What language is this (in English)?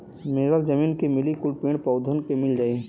Bhojpuri